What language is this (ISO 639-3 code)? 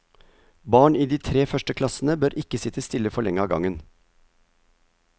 nor